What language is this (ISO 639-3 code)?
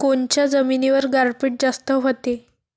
mar